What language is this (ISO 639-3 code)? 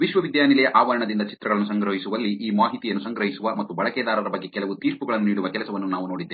kan